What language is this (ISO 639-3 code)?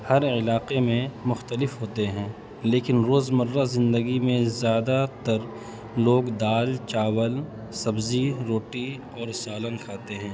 urd